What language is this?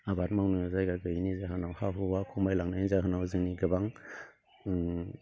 Bodo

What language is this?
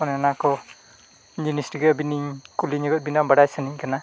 Santali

